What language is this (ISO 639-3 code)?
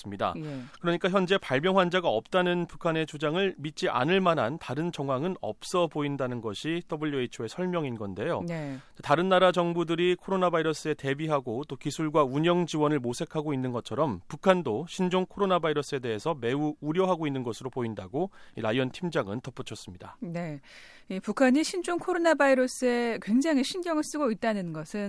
kor